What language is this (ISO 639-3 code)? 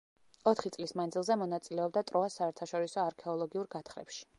kat